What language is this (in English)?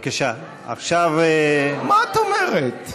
Hebrew